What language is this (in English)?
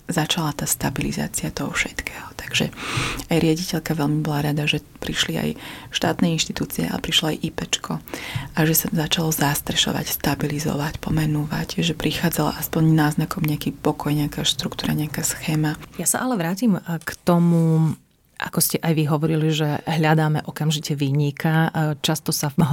Slovak